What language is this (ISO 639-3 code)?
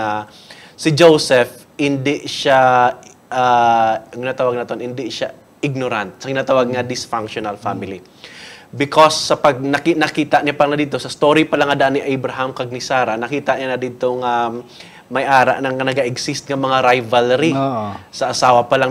fil